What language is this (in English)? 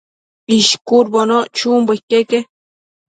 Matsés